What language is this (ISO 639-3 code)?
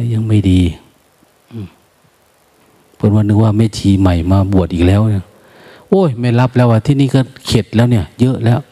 tha